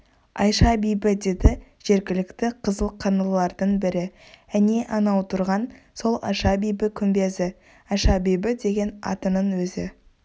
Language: Kazakh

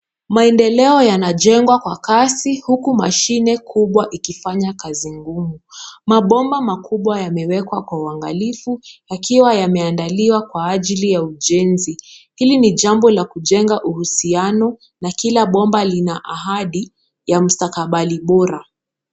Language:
Swahili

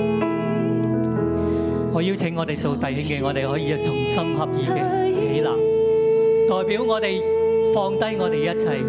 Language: Chinese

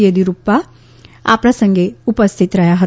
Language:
Gujarati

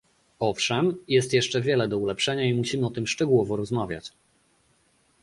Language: Polish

